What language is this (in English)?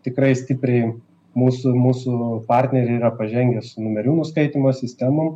Lithuanian